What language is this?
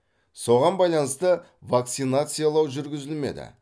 Kazakh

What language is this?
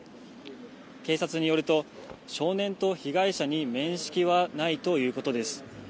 Japanese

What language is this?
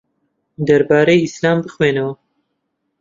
Central Kurdish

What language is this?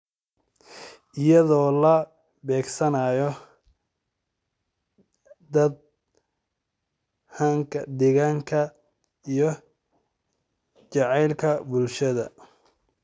Somali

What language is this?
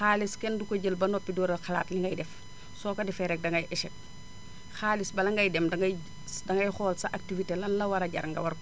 Wolof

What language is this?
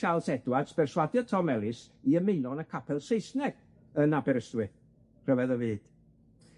Welsh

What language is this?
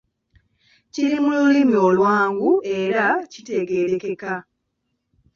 Ganda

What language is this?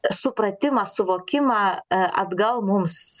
Lithuanian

